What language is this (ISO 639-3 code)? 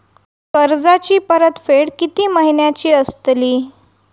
mar